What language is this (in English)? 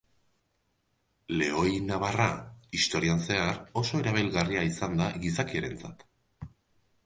Basque